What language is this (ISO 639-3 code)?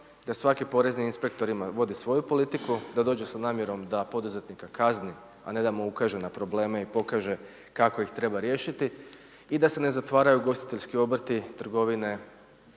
hrv